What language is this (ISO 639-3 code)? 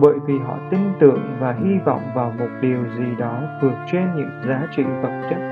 vie